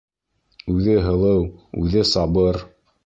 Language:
Bashkir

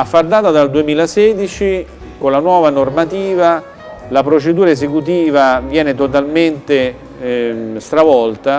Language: Italian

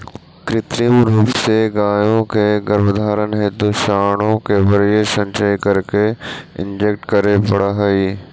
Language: Magahi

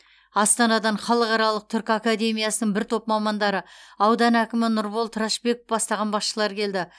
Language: Kazakh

